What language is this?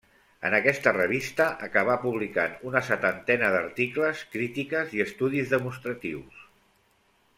Catalan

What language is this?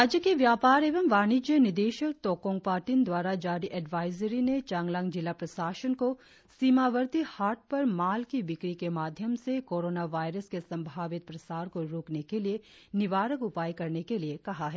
Hindi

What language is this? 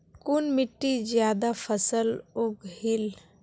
Magahi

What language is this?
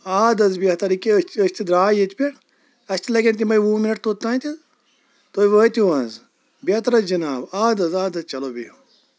Kashmiri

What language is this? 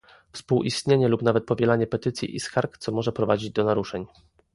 Polish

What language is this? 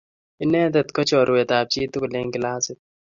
Kalenjin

